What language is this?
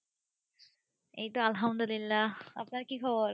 Bangla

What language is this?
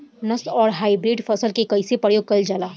Bhojpuri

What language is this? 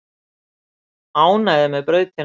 Icelandic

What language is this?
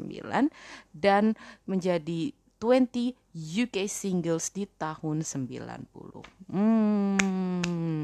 Indonesian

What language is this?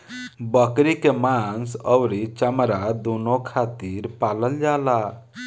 Bhojpuri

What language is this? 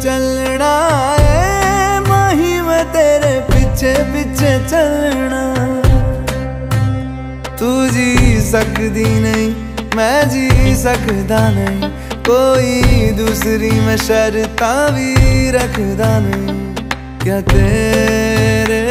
Hindi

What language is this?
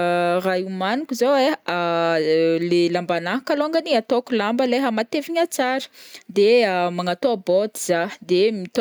Northern Betsimisaraka Malagasy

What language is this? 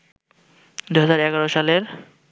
Bangla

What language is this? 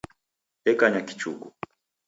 Taita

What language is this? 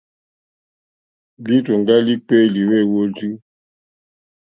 Mokpwe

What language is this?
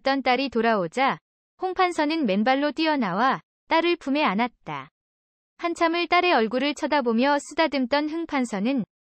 Korean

